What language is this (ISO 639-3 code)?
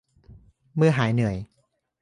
tha